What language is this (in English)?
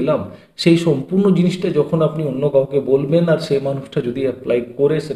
Hindi